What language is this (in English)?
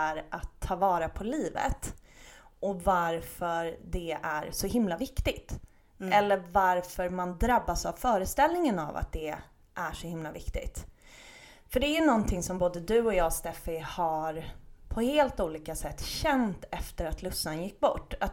Swedish